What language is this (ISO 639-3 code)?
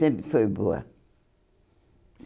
por